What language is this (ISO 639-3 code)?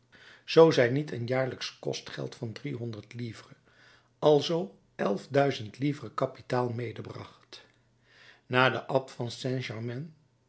nld